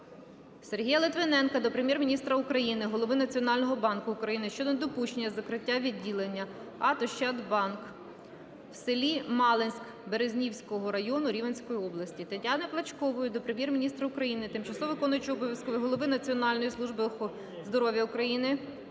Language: Ukrainian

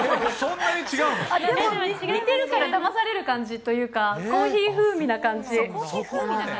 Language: Japanese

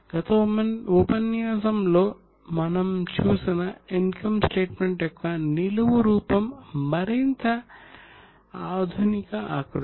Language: Telugu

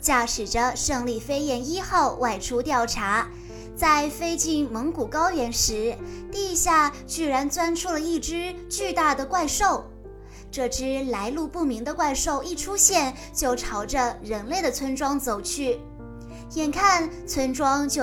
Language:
Chinese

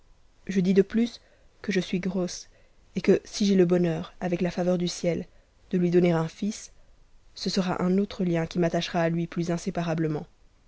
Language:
French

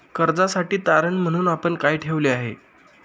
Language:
Marathi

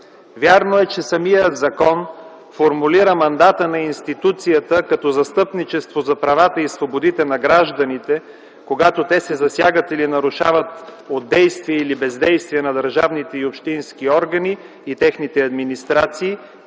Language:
Bulgarian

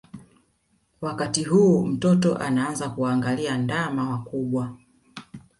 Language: Swahili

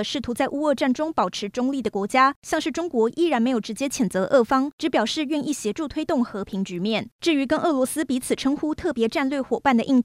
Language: Chinese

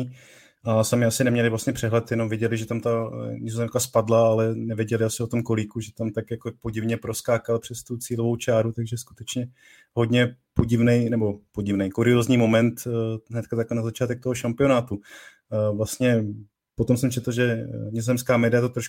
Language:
Czech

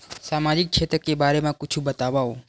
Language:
Chhattisgarhi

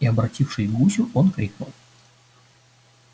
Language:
Russian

